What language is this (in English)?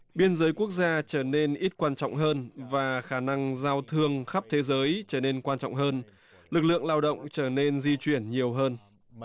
Vietnamese